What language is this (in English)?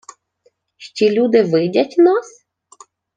Ukrainian